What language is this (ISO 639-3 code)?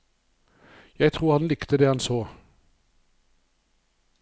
nor